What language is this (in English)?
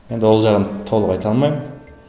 Kazakh